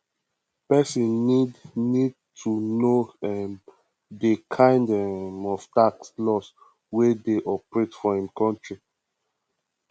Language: Nigerian Pidgin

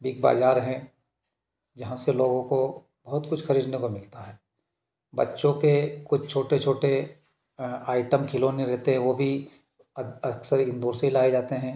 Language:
Hindi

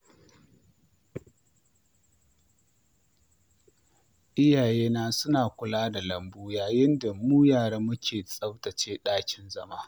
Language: Hausa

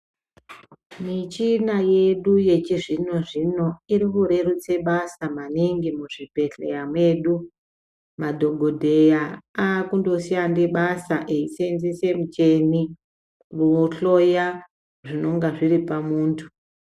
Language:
Ndau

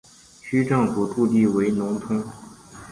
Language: Chinese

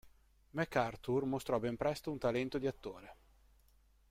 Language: Italian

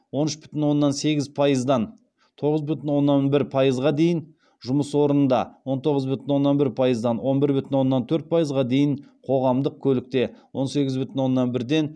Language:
Kazakh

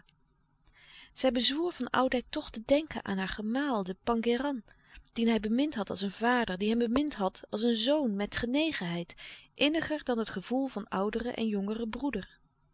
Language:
Dutch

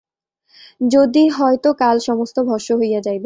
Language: Bangla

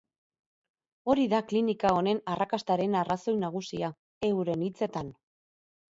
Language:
Basque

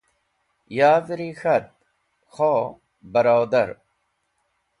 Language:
Wakhi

